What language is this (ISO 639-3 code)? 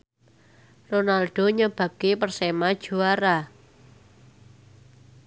jav